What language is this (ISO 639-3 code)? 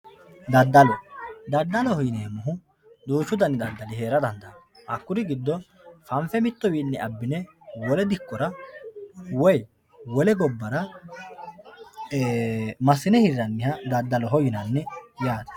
sid